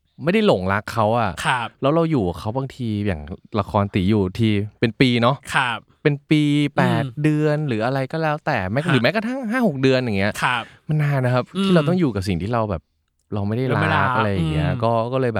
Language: Thai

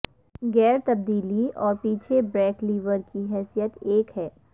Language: Urdu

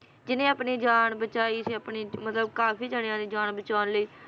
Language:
Punjabi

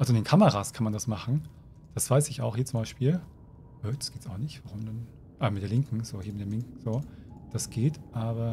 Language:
German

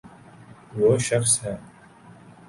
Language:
Urdu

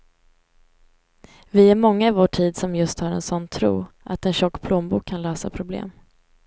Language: Swedish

